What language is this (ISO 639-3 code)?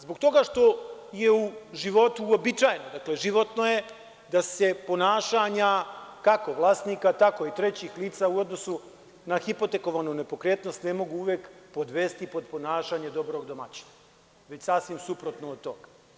srp